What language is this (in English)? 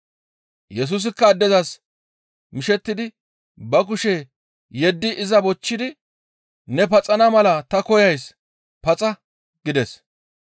Gamo